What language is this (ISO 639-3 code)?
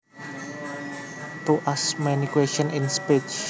jav